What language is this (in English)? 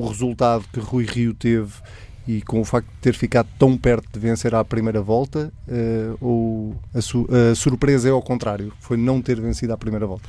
Portuguese